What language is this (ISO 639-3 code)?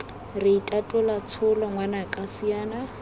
tsn